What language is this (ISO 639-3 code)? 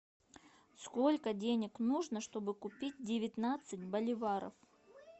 rus